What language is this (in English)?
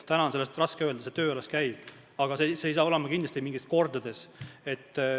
Estonian